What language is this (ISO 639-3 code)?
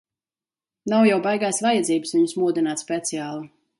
lav